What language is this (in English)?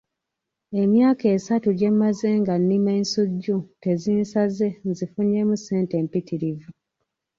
Ganda